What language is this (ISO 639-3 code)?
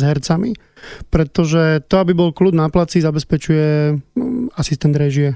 slk